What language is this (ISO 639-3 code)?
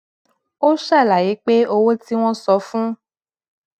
yor